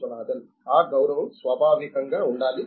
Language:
Telugu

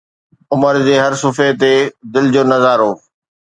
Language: Sindhi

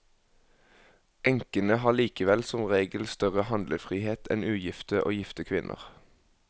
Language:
Norwegian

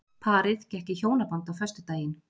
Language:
Icelandic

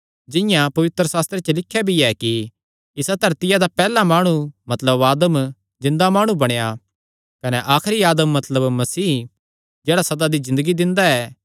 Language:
Kangri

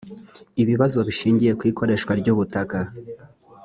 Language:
Kinyarwanda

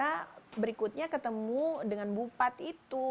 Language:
Indonesian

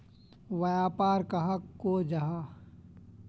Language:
Magahi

